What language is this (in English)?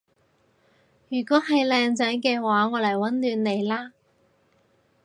Cantonese